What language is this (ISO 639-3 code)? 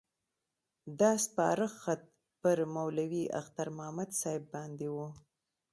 pus